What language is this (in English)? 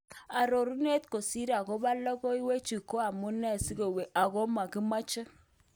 Kalenjin